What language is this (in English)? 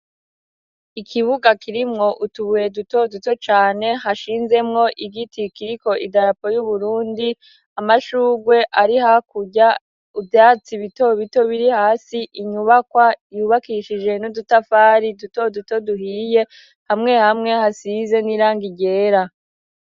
Rundi